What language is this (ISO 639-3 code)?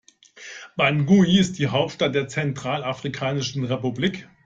deu